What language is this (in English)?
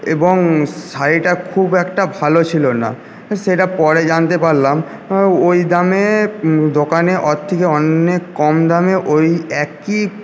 Bangla